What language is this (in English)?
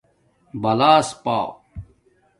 Domaaki